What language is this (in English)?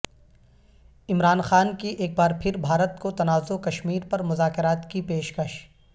Urdu